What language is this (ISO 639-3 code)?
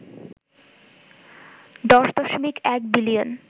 ben